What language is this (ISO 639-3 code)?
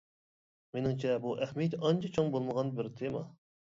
uig